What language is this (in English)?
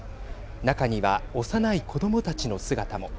Japanese